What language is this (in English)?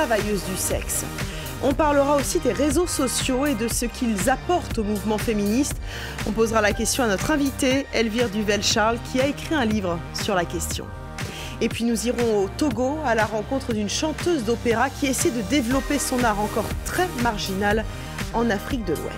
French